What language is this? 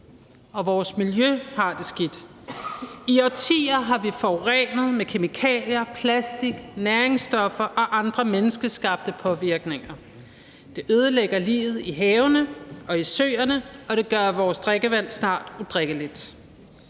Danish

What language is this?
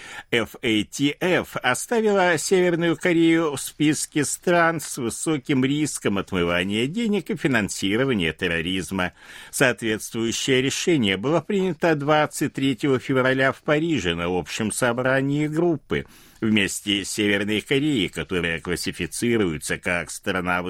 Russian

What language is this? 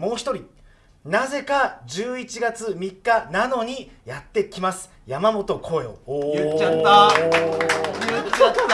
Japanese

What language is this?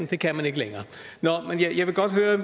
Danish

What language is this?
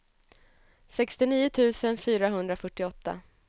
Swedish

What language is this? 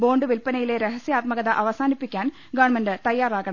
Malayalam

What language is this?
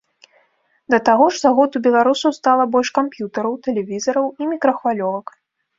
Belarusian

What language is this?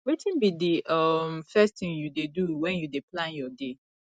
Nigerian Pidgin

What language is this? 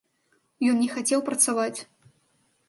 Belarusian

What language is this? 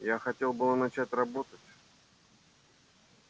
Russian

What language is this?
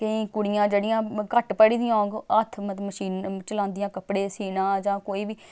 Dogri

